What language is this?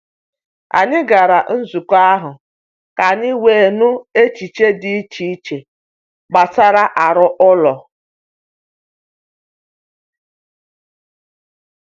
Igbo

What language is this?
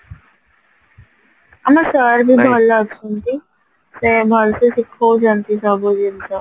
Odia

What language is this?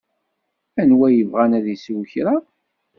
Kabyle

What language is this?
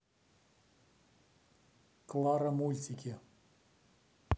Russian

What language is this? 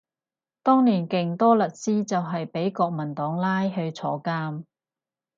Cantonese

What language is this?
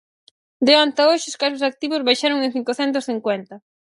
Galician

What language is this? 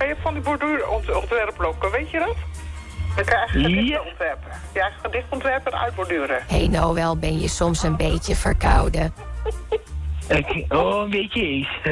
Dutch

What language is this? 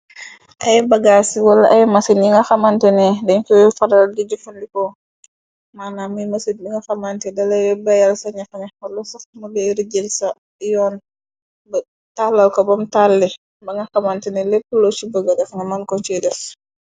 Wolof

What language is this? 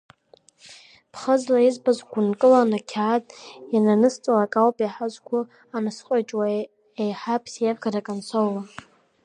Abkhazian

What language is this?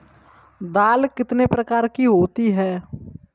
Hindi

